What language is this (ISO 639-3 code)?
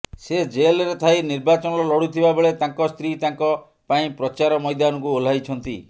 ori